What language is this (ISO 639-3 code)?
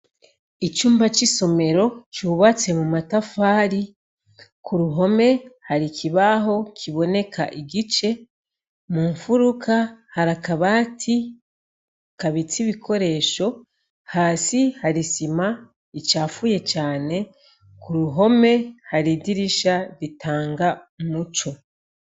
run